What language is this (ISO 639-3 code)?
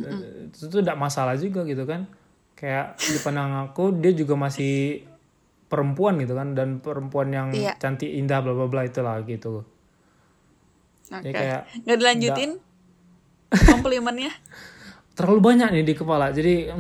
ind